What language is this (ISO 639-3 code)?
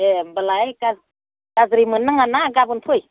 brx